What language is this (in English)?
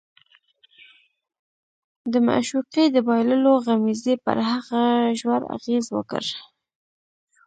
Pashto